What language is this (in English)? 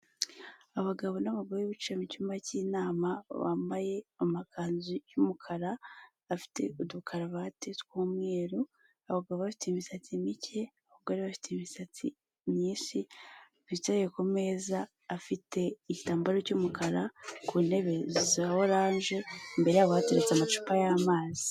Kinyarwanda